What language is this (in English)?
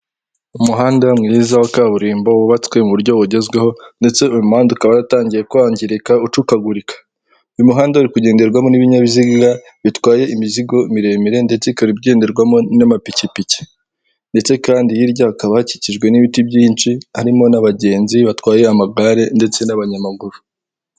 Kinyarwanda